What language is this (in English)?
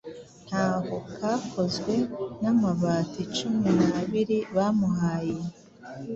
Kinyarwanda